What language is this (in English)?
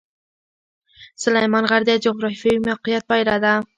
Pashto